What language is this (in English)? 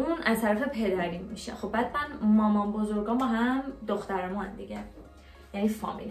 Persian